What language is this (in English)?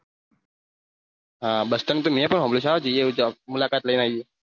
Gujarati